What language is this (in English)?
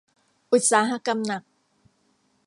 Thai